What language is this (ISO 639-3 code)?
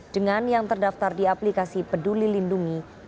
ind